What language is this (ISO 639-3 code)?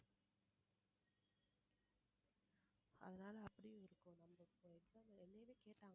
tam